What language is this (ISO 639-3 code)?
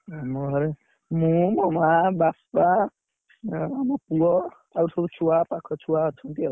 ori